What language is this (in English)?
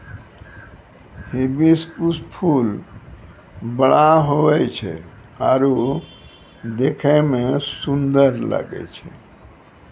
Maithili